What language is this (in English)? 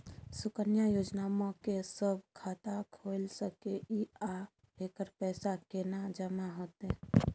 Maithili